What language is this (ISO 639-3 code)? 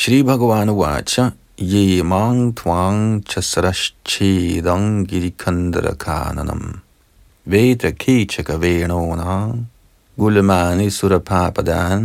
dan